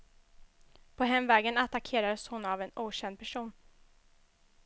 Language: Swedish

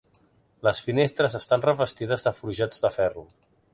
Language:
Catalan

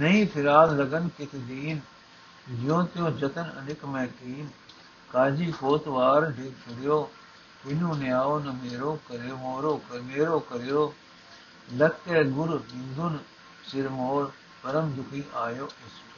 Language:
Punjabi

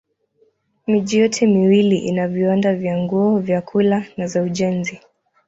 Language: Swahili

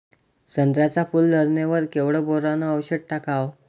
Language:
Marathi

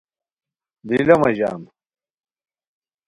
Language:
Khowar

